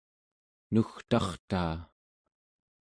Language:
Central Yupik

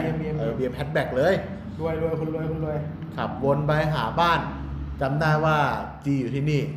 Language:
Thai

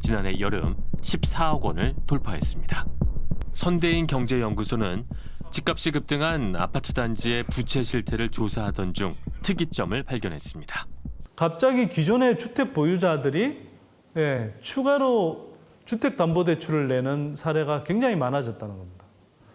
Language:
Korean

